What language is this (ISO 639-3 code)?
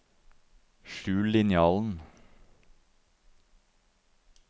nor